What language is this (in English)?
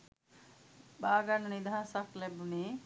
Sinhala